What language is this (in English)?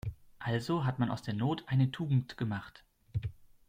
German